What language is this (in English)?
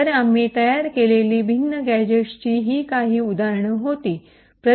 Marathi